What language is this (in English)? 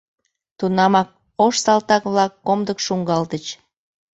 Mari